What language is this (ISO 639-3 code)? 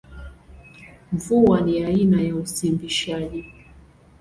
swa